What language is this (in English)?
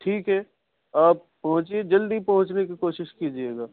Urdu